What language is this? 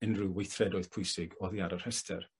Welsh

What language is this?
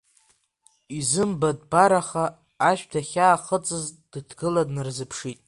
Abkhazian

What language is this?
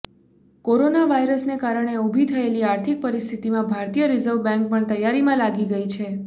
Gujarati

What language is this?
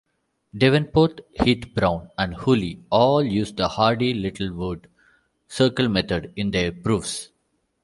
English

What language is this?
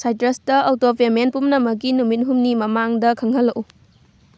Manipuri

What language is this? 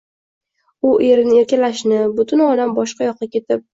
Uzbek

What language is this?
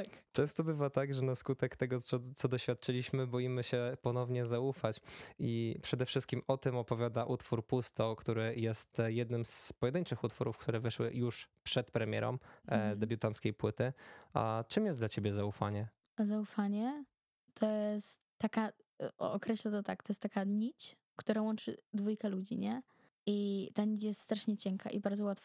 Polish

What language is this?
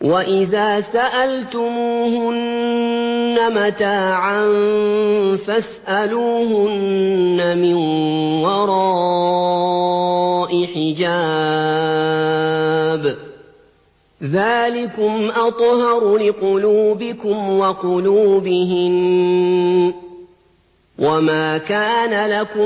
Arabic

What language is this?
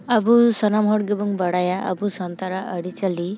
Santali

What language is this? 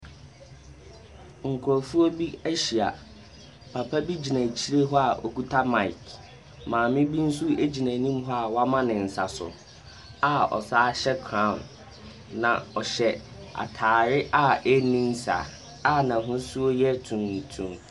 Akan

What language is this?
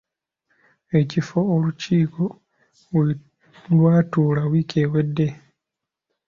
Ganda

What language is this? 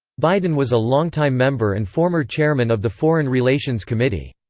English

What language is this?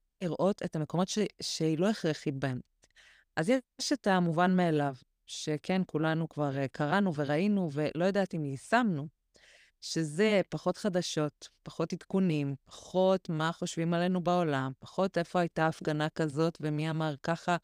Hebrew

